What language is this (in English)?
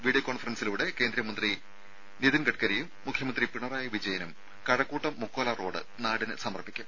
Malayalam